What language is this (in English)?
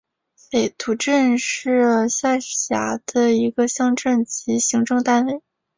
Chinese